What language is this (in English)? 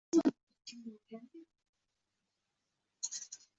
Uzbek